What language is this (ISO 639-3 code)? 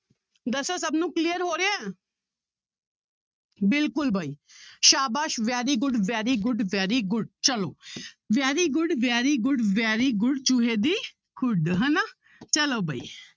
pan